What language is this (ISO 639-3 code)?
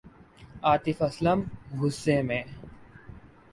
urd